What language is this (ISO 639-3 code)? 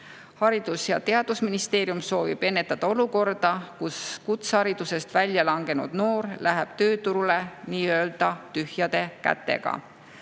est